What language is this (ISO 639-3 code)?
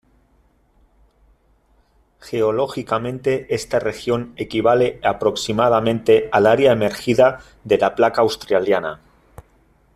spa